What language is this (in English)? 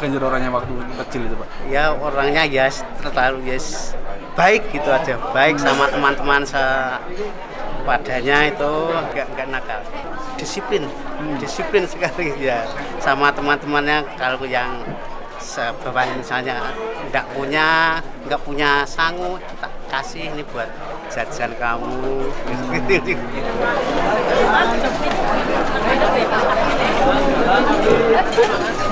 Indonesian